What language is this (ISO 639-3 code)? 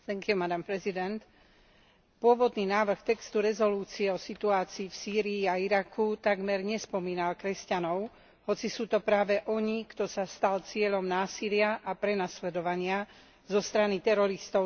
slk